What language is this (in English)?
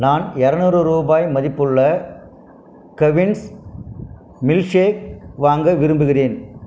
Tamil